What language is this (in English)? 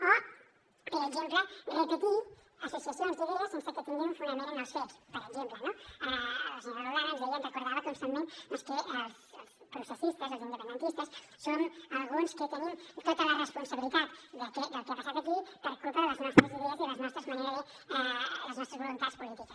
Catalan